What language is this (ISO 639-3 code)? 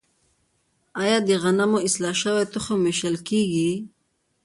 pus